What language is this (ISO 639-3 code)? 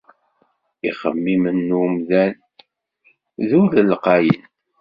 kab